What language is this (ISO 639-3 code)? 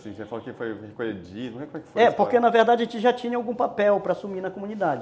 por